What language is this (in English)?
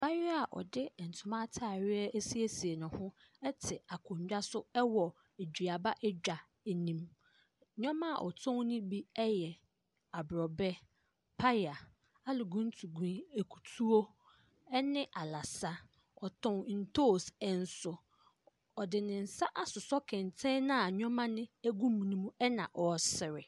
Akan